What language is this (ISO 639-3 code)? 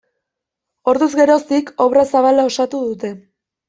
eus